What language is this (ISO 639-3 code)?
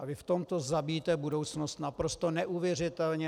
ces